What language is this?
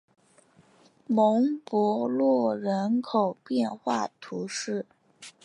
Chinese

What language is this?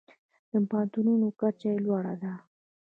Pashto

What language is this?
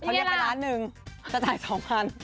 Thai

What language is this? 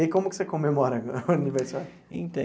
Portuguese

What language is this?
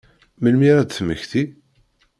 Kabyle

